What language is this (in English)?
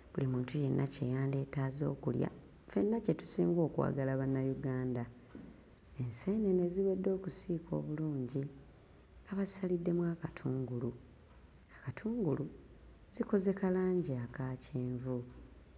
Ganda